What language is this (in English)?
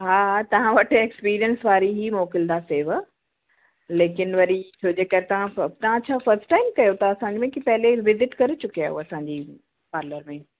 Sindhi